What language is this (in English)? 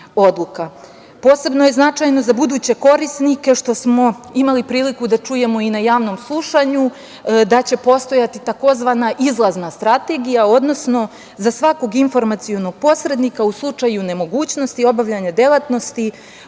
Serbian